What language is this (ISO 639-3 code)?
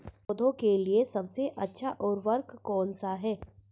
hin